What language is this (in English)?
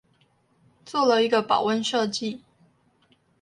Chinese